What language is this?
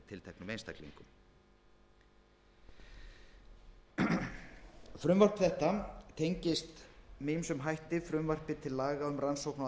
Icelandic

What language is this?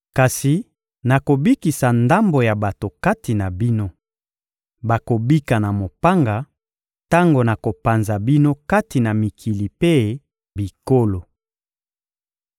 Lingala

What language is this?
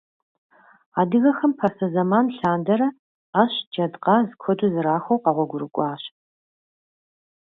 Kabardian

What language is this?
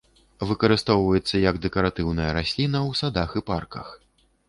Belarusian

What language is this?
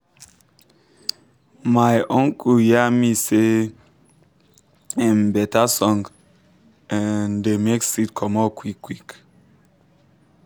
Nigerian Pidgin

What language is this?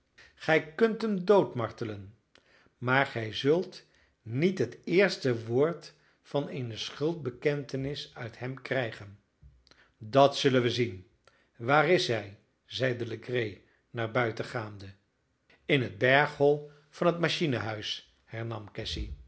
Dutch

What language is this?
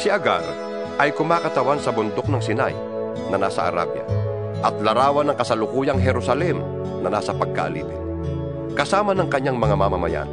Filipino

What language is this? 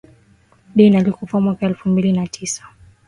Swahili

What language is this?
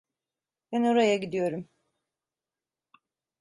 Turkish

